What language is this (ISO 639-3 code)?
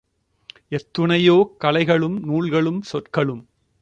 tam